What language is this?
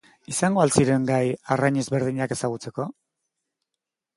Basque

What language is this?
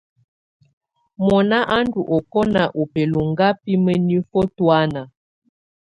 Tunen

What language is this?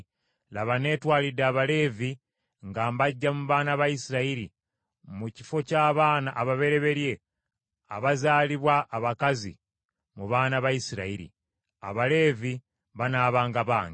Ganda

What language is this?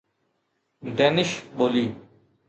Sindhi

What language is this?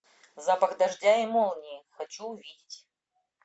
Russian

